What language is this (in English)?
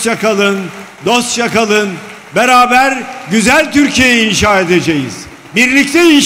Turkish